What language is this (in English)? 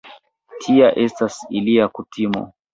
Esperanto